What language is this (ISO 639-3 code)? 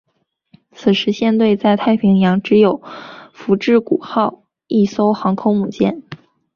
zho